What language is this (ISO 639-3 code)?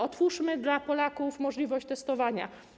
pol